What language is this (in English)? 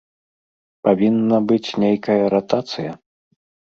Belarusian